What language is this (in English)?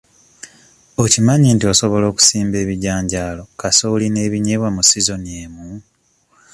Ganda